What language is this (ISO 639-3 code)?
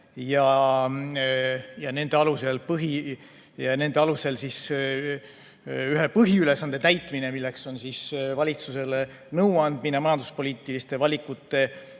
est